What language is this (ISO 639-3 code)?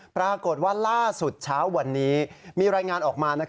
tha